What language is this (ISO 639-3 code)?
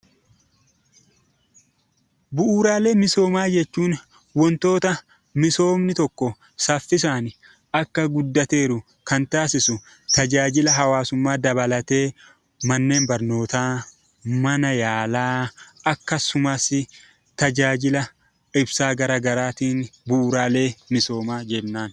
orm